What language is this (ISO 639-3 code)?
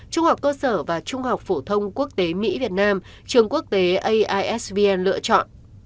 vie